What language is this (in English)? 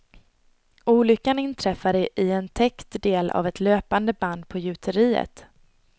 Swedish